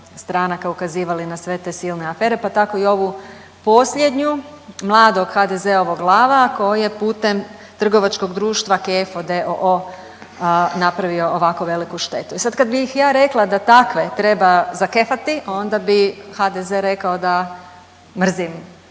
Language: Croatian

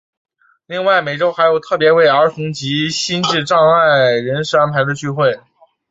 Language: Chinese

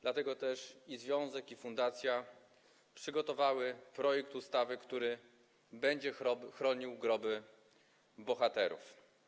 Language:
Polish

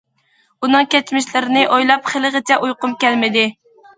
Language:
Uyghur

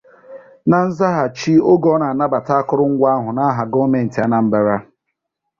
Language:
Igbo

